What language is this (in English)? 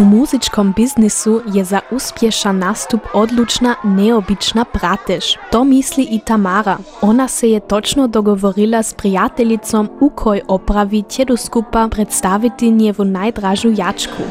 Croatian